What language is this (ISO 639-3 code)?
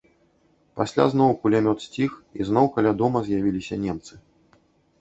bel